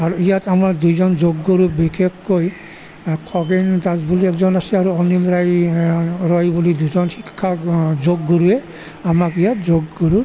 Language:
Assamese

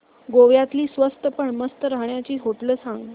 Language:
Marathi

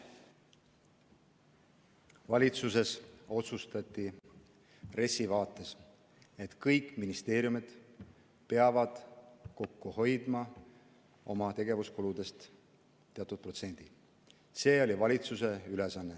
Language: Estonian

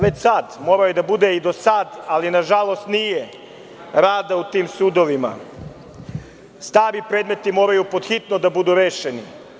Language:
Serbian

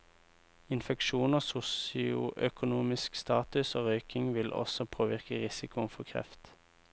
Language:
Norwegian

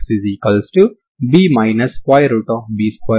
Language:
Telugu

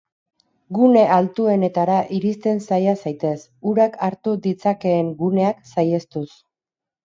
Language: Basque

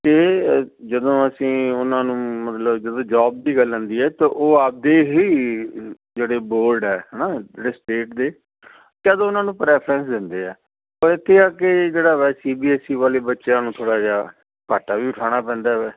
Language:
Punjabi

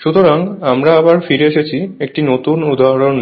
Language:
Bangla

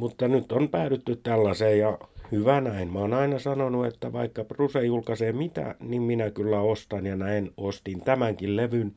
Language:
Finnish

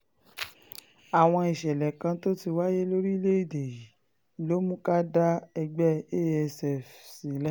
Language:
Yoruba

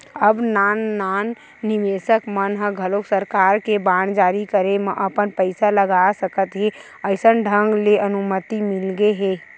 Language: Chhattisgarhi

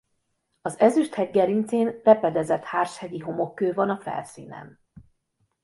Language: Hungarian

